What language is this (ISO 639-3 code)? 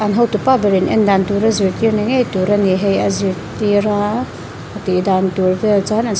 lus